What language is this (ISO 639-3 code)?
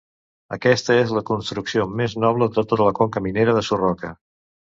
cat